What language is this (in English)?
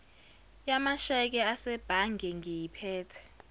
Zulu